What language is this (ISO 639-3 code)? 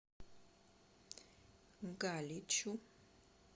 rus